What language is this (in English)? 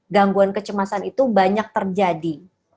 Indonesian